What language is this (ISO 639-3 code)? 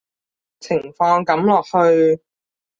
yue